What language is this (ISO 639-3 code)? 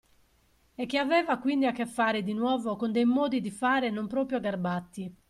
ita